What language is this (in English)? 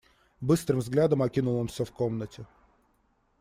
Russian